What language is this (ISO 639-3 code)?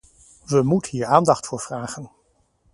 nld